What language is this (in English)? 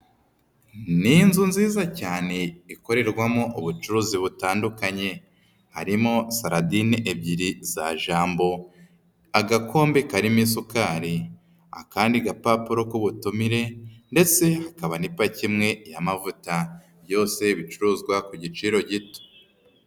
Kinyarwanda